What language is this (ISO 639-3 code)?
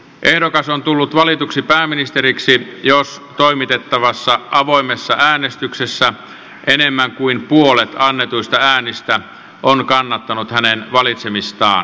fin